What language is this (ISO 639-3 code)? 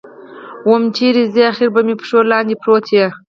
pus